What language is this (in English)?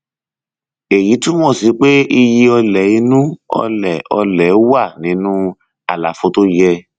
Yoruba